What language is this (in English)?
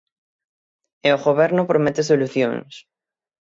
Galician